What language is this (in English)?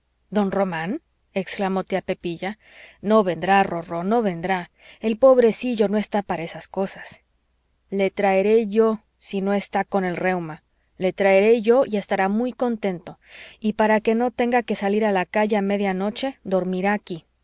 Spanish